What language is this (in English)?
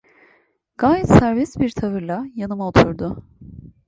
Turkish